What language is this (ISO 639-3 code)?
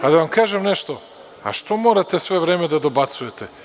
srp